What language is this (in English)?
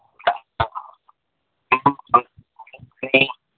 Manipuri